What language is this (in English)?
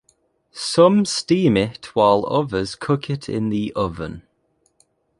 English